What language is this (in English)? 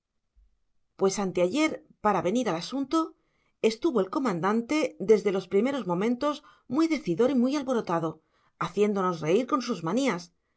Spanish